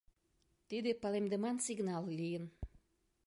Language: Mari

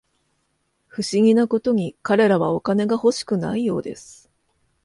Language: Japanese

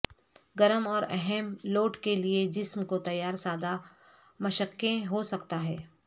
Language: Urdu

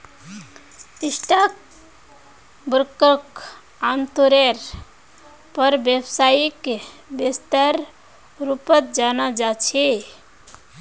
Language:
Magahi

